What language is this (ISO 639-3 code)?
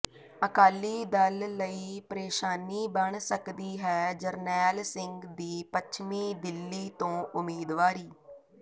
pan